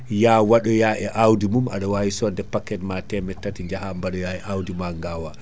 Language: Fula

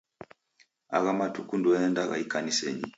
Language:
Taita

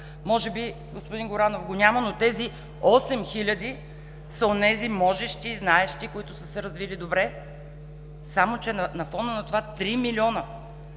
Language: Bulgarian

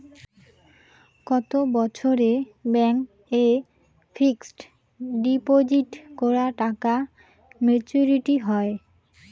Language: Bangla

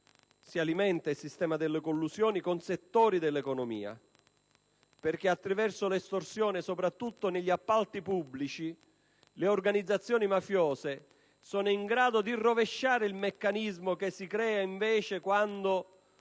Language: Italian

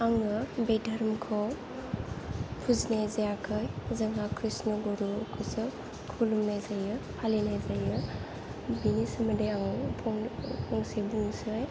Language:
Bodo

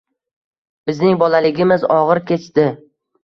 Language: Uzbek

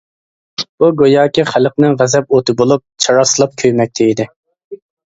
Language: Uyghur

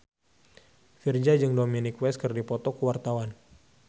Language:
Sundanese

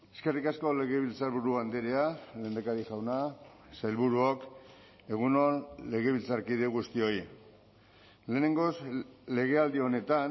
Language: Basque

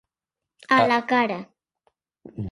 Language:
Catalan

